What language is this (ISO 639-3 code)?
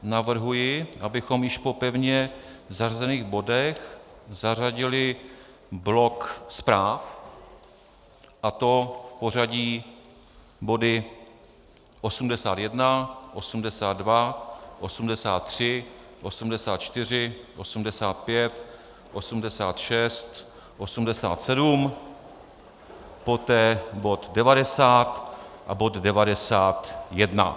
ces